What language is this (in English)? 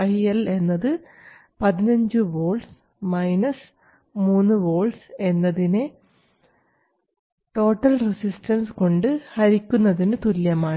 Malayalam